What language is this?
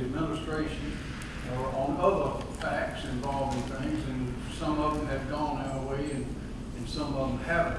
English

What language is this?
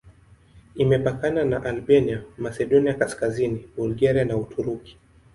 Swahili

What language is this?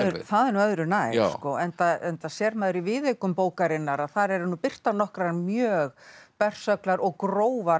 Icelandic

